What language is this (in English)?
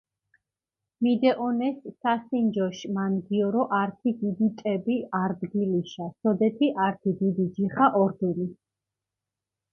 Mingrelian